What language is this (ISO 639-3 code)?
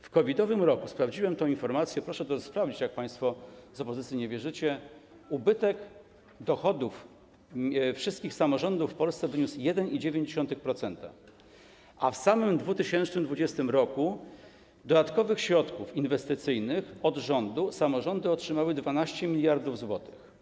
pol